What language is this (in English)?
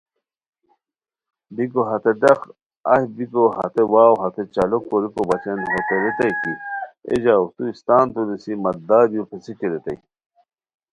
Khowar